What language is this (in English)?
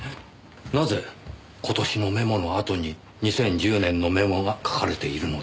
Japanese